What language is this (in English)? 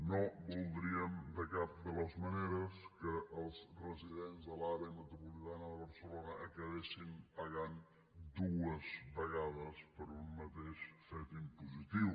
Catalan